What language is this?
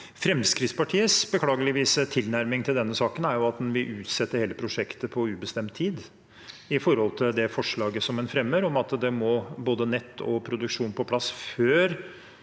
Norwegian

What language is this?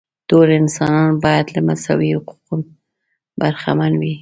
Pashto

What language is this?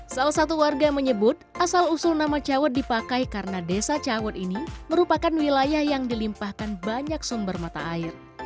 Indonesian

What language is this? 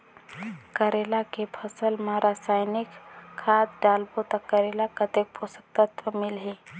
Chhattisgarhi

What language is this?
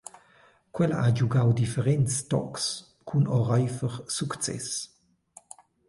Romansh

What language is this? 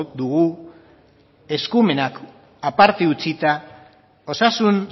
Basque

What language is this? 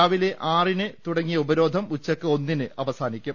Malayalam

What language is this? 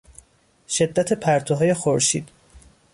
Persian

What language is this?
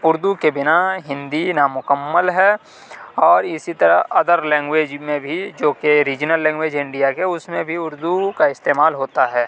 Urdu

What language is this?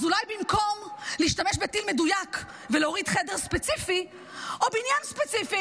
Hebrew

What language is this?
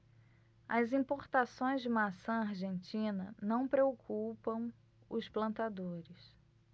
Portuguese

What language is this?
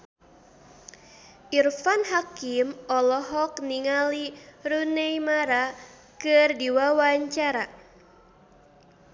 Sundanese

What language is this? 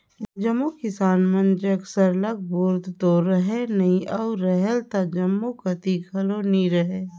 Chhattisgarhi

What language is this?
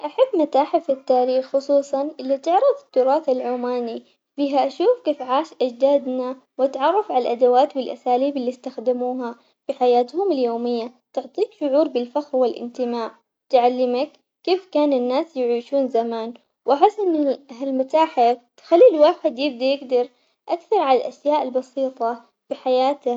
Omani Arabic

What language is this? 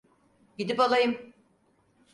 Turkish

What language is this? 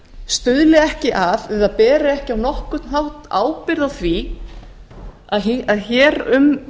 Icelandic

